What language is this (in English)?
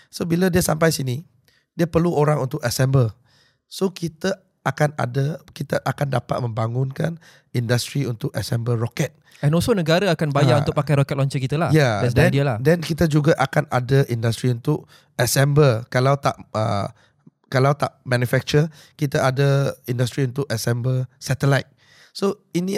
Malay